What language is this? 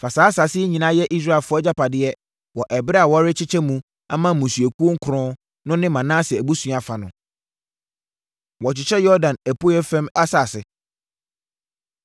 Akan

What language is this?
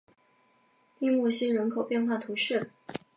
Chinese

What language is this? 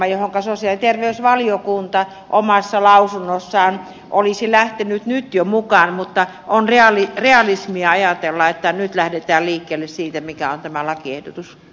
Finnish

